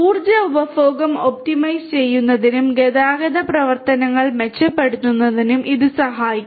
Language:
Malayalam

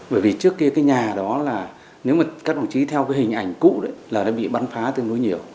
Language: Vietnamese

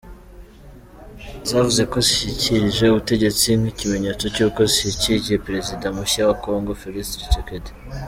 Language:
Kinyarwanda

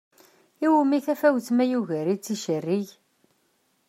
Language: Kabyle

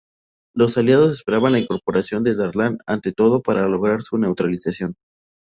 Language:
Spanish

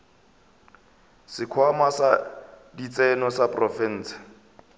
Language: Northern Sotho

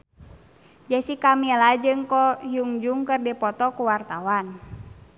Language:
Sundanese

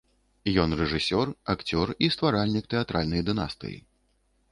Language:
Belarusian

